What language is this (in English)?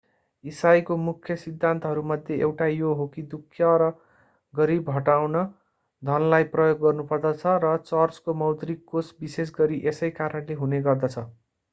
Nepali